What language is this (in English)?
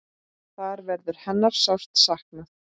Icelandic